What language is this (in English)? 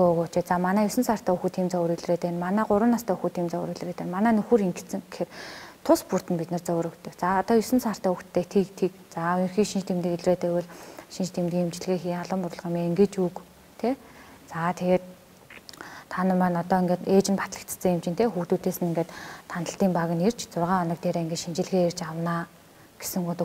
Romanian